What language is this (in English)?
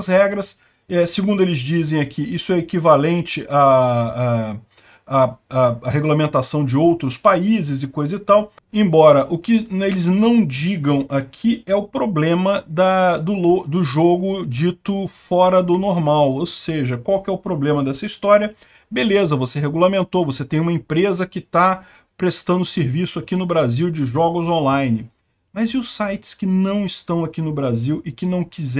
Portuguese